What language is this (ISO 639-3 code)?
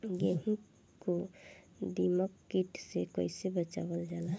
bho